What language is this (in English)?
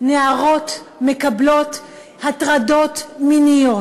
Hebrew